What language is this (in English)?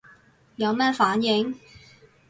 Cantonese